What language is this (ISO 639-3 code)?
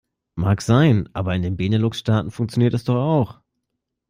deu